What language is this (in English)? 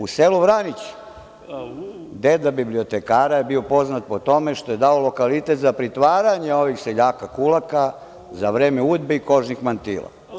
Serbian